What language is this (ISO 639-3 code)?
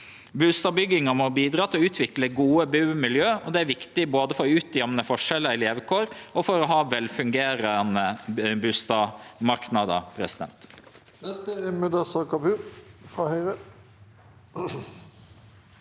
nor